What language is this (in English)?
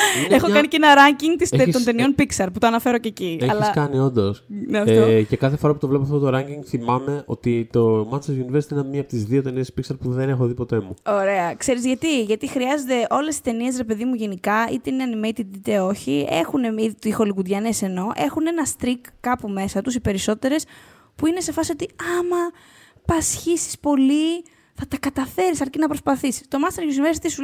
Greek